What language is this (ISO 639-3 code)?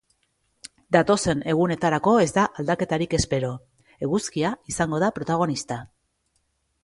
eus